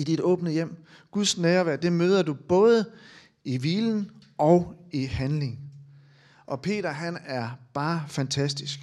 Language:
Danish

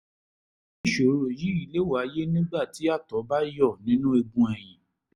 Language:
Yoruba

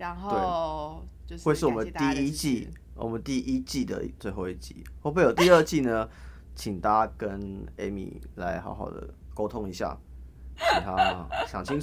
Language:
Chinese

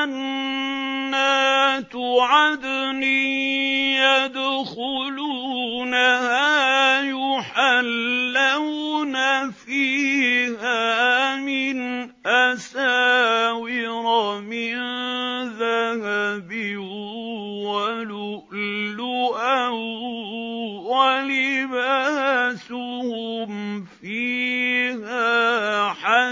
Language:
Arabic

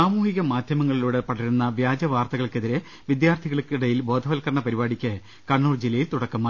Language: Malayalam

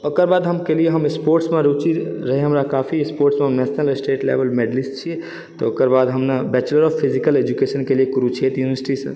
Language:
Maithili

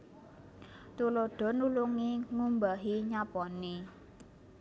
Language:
Javanese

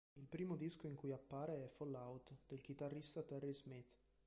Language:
Italian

